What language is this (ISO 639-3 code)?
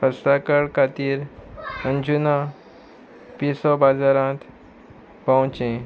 kok